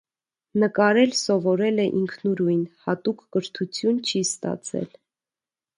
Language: Armenian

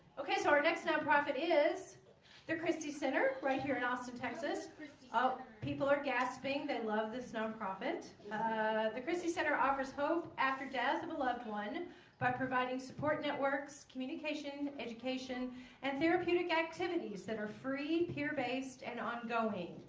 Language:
English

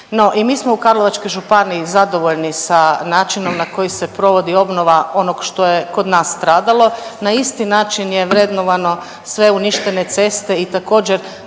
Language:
Croatian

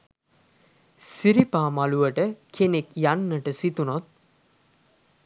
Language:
Sinhala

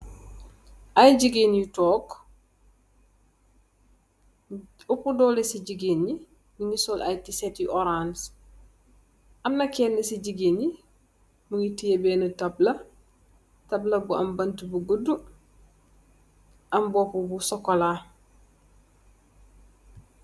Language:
Wolof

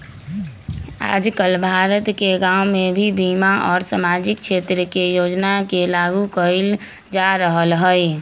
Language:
Magahi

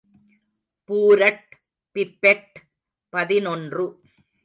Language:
Tamil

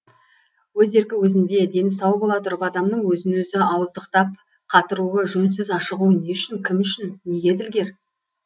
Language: Kazakh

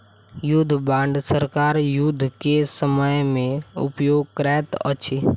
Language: Maithili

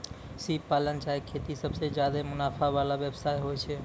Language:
Maithili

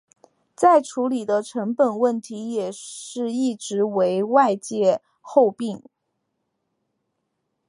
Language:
Chinese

